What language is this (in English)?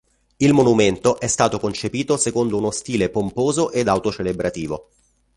Italian